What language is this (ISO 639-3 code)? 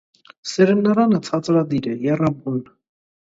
hye